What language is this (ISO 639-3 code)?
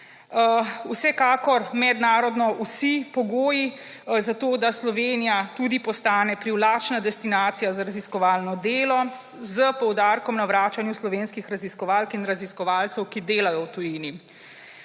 slv